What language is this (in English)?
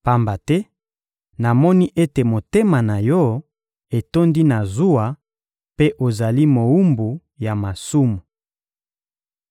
Lingala